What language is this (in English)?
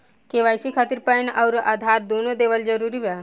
Bhojpuri